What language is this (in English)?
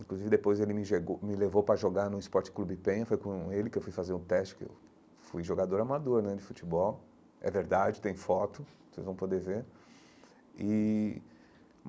Portuguese